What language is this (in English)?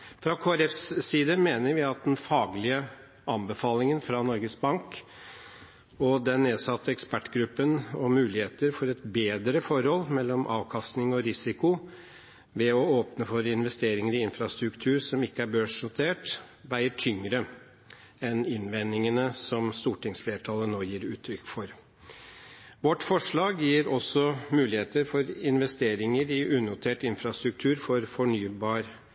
Norwegian Bokmål